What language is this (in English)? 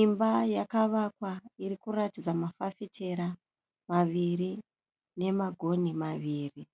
Shona